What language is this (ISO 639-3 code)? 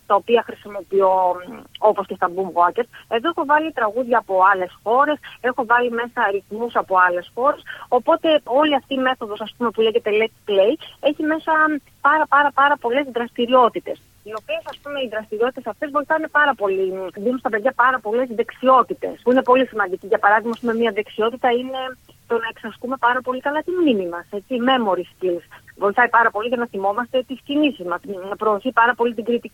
ell